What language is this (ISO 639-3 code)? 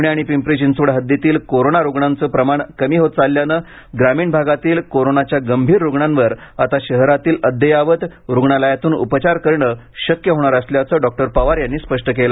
mar